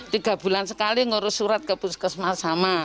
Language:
Indonesian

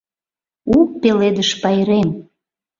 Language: Mari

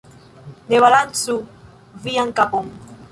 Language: Esperanto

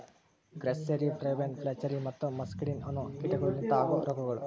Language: Kannada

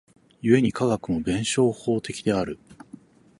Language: Japanese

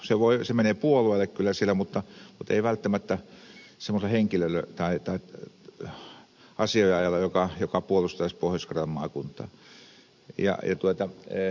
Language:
Finnish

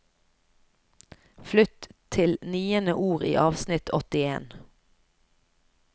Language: Norwegian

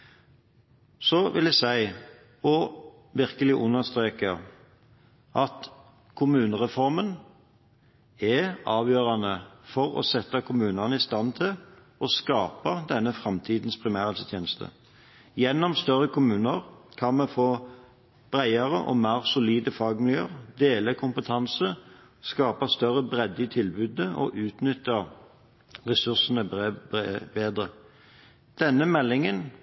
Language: Norwegian Bokmål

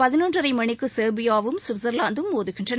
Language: Tamil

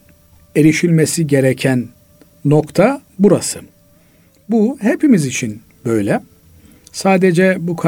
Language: Turkish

